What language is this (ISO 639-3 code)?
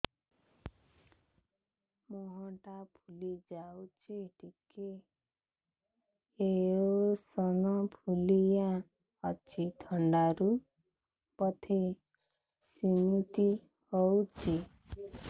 ori